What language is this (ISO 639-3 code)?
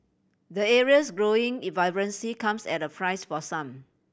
eng